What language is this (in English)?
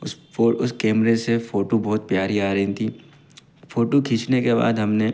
Hindi